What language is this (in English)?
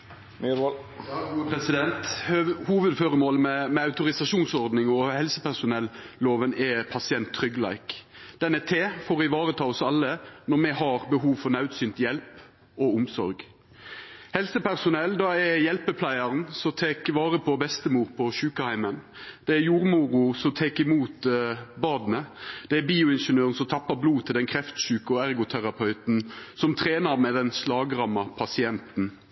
Norwegian Nynorsk